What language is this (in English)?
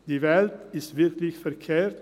Swiss German